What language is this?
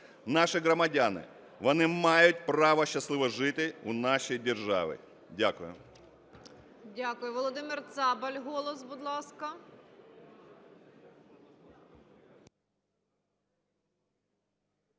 Ukrainian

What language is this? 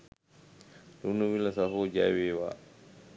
Sinhala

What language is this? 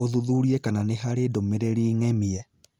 Kikuyu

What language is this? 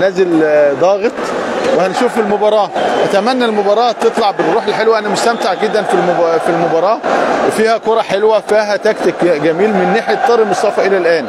Arabic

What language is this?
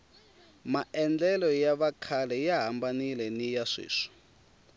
Tsonga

